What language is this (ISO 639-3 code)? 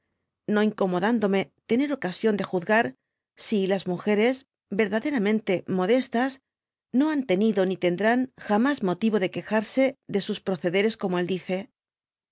spa